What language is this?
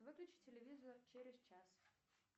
Russian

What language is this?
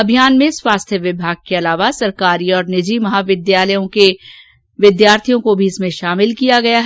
Hindi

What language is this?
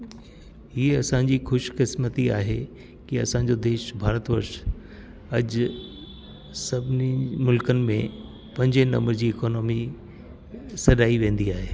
Sindhi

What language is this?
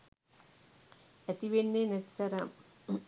Sinhala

